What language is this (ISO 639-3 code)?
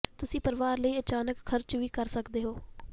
pan